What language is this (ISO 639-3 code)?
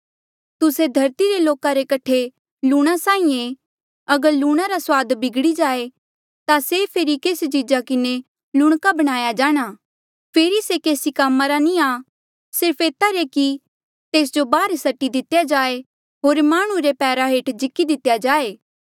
mjl